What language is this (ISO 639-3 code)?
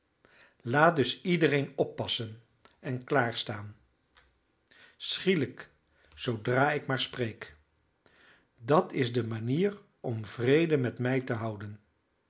nld